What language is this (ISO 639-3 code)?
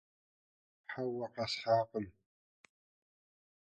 kbd